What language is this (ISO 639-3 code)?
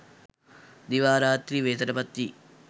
sin